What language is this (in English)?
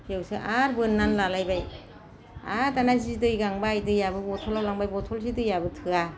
Bodo